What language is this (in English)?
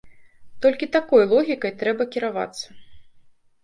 Belarusian